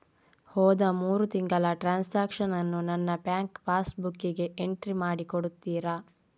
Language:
Kannada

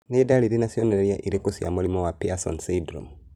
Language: Kikuyu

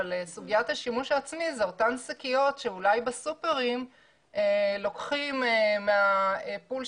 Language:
Hebrew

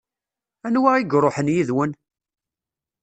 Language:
Kabyle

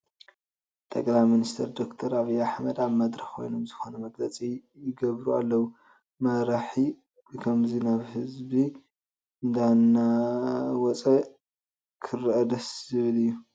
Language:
Tigrinya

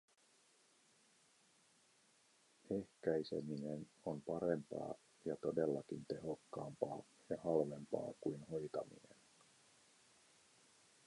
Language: Finnish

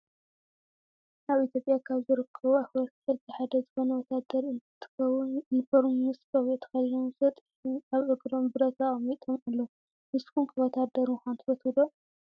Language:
Tigrinya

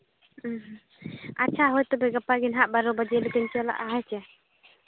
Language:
Santali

